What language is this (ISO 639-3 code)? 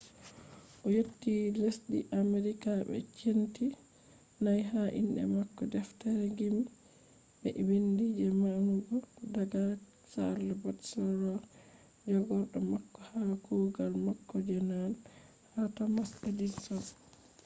ful